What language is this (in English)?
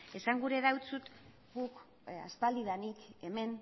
Basque